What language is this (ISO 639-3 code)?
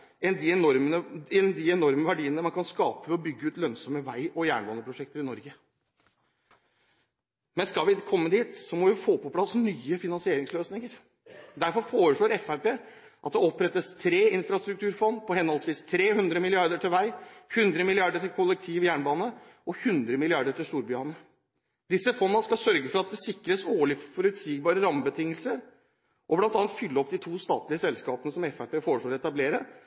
nob